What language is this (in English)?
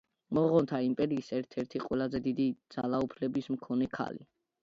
Georgian